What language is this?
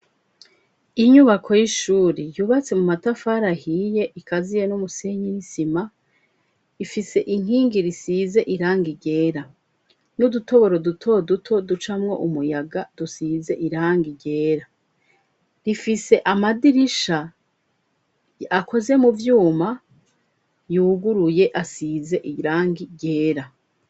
Rundi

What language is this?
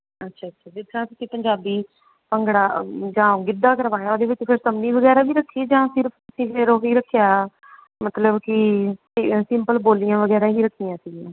Punjabi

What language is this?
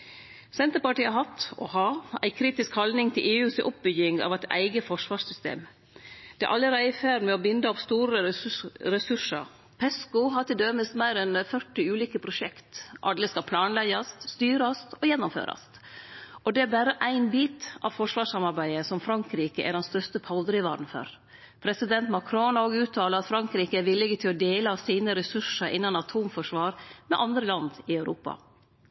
Norwegian Nynorsk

